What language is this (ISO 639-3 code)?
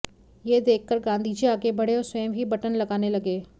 hin